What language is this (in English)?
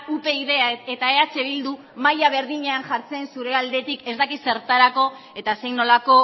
Basque